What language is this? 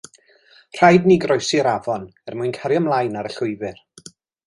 Welsh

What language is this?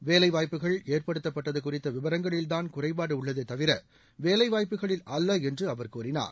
Tamil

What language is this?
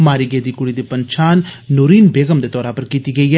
Dogri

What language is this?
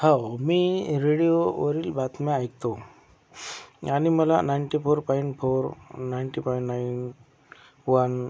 Marathi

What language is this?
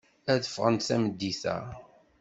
Kabyle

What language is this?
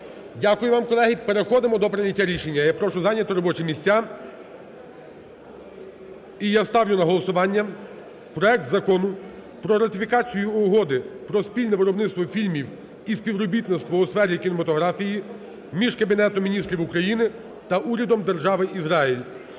Ukrainian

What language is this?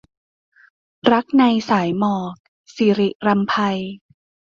Thai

